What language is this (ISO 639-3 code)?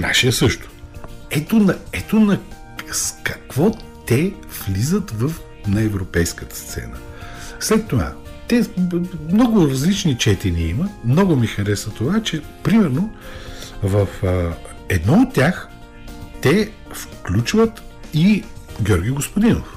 bul